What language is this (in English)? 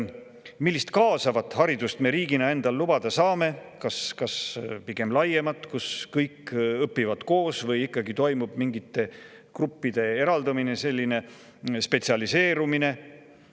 Estonian